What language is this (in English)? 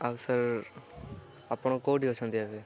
Odia